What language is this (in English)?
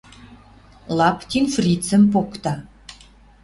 Western Mari